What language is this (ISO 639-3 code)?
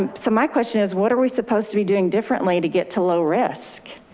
eng